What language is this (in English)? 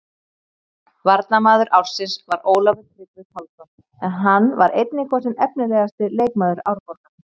Icelandic